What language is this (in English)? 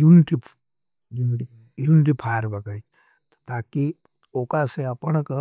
Nimadi